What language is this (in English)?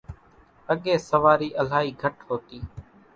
Kachi Koli